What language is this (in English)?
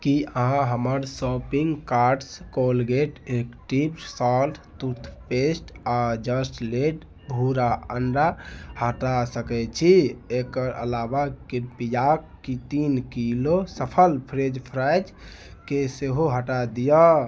Maithili